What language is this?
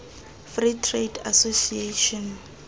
Tswana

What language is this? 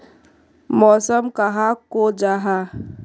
Magahi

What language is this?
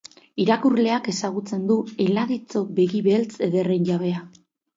Basque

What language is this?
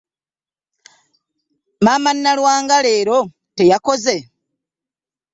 Ganda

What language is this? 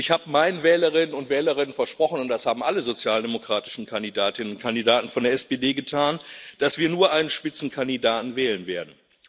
German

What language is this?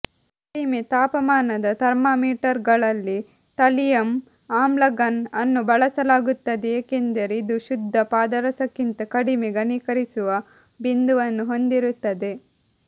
Kannada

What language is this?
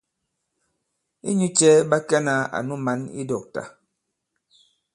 Bankon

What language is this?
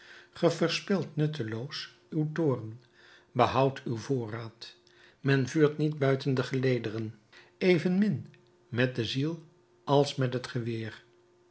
Dutch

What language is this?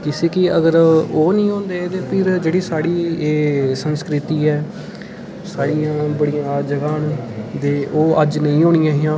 Dogri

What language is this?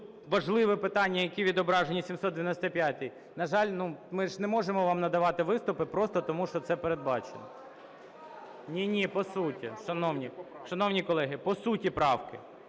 Ukrainian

